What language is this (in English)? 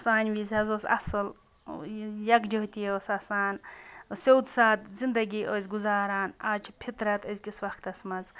Kashmiri